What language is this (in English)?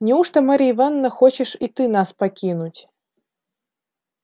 Russian